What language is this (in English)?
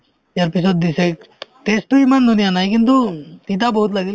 Assamese